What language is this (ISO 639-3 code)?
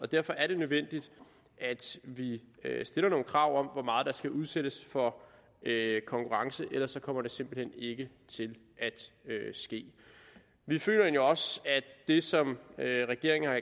dan